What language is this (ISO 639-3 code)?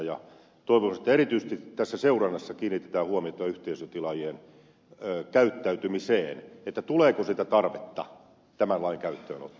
fin